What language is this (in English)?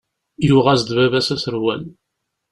Kabyle